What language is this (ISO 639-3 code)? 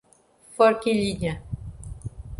por